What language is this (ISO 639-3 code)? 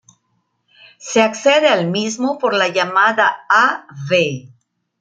spa